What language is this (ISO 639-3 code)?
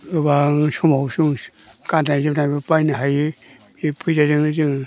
brx